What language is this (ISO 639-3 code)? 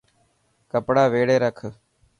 mki